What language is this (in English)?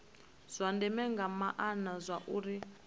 Venda